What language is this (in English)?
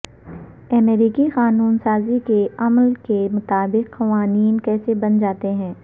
Urdu